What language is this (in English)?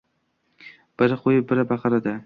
Uzbek